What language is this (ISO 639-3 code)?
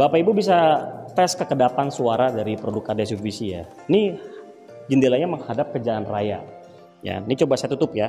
ind